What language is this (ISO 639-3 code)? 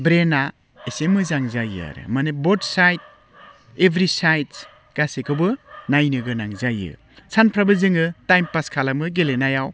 brx